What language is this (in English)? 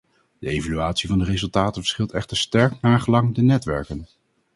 Dutch